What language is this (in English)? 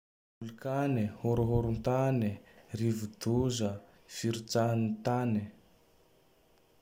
Tandroy-Mahafaly Malagasy